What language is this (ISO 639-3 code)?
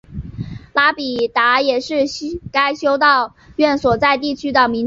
zho